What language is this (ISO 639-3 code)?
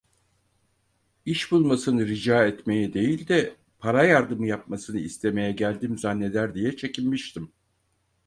tur